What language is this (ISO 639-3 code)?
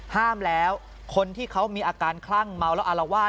tha